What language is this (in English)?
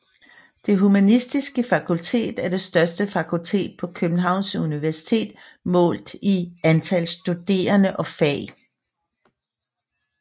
Danish